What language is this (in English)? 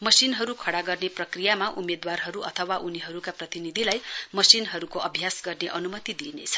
Nepali